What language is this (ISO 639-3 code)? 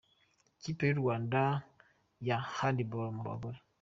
kin